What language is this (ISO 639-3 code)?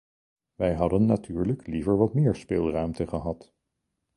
nld